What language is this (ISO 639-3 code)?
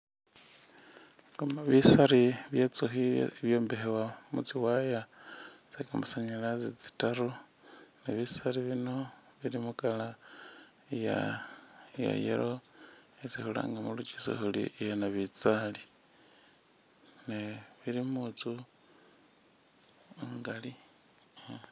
myx